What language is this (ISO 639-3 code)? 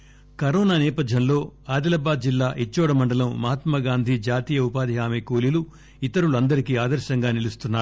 tel